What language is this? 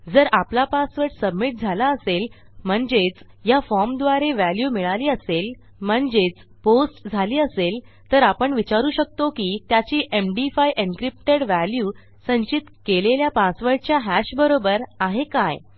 Marathi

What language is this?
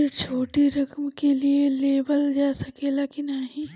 Bhojpuri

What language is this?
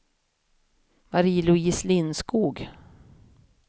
Swedish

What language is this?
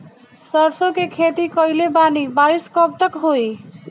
Bhojpuri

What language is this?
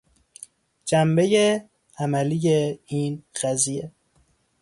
Persian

